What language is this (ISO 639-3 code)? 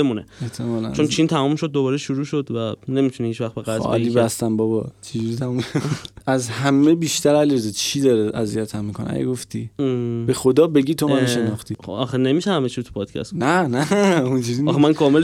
fas